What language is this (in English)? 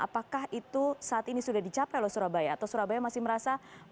Indonesian